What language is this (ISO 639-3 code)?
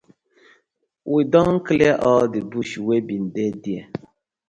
pcm